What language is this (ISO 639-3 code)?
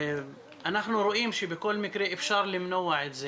heb